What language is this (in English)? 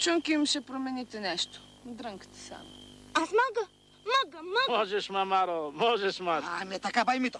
Bulgarian